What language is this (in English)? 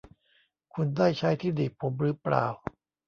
Thai